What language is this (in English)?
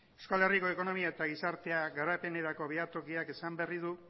Basque